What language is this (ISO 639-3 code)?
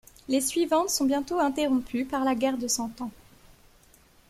fra